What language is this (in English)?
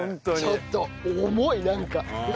Japanese